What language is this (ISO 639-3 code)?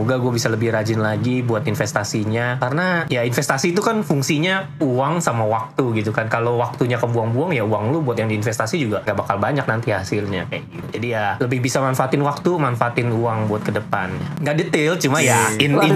ind